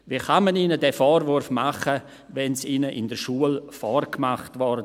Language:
Swiss German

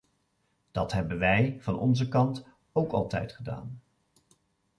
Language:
Dutch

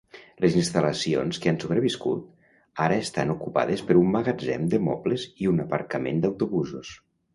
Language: Catalan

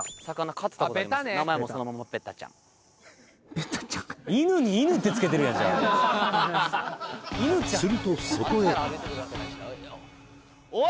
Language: Japanese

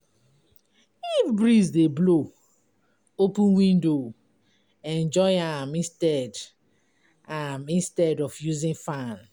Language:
Nigerian Pidgin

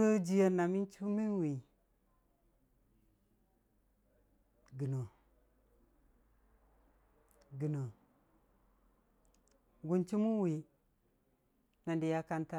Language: Dijim-Bwilim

